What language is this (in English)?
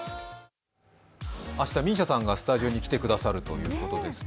Japanese